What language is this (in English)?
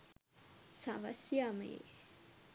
Sinhala